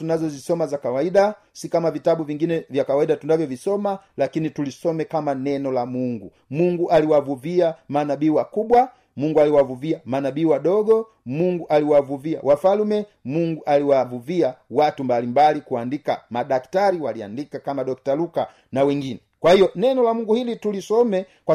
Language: Swahili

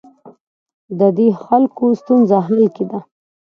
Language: Pashto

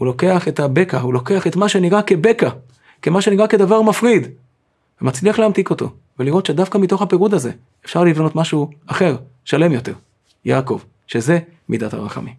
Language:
Hebrew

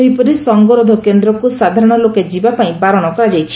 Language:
Odia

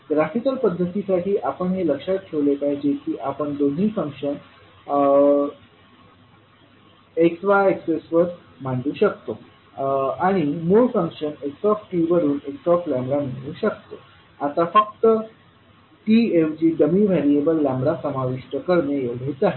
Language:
Marathi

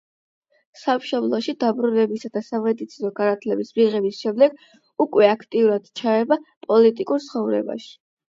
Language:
Georgian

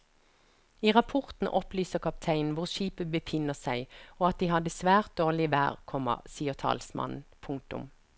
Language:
Norwegian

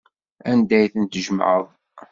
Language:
Kabyle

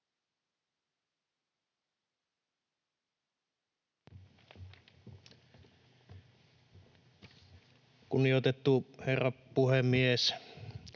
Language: Finnish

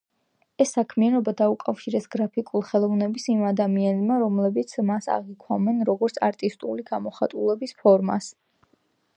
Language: Georgian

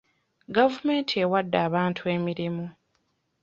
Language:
Ganda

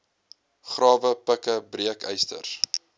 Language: Afrikaans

